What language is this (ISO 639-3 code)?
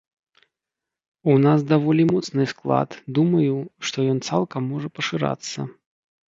bel